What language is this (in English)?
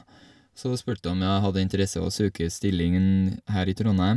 Norwegian